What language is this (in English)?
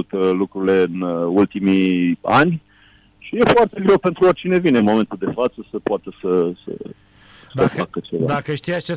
Romanian